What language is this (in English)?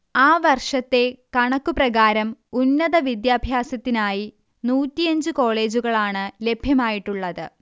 Malayalam